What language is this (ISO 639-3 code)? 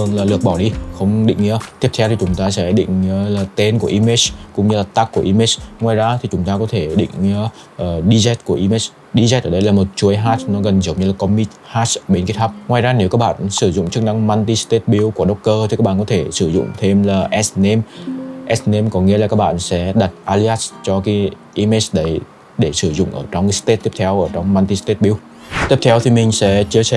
vie